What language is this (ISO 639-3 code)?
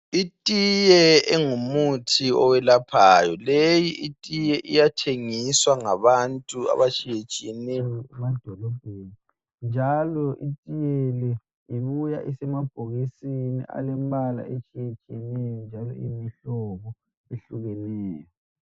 nde